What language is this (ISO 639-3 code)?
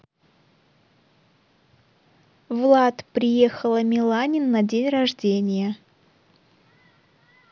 rus